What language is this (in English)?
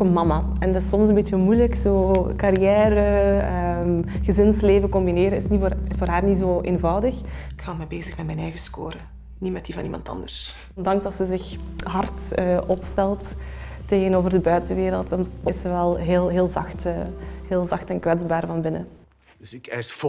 Dutch